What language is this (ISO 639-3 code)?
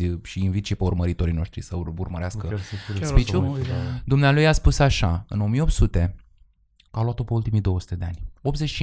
ron